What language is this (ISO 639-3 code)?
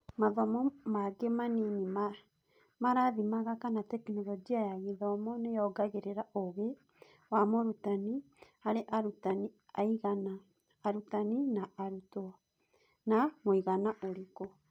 kik